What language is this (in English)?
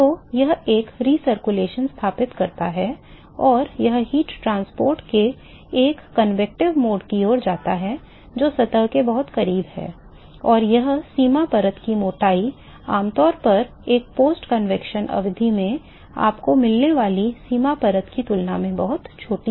Hindi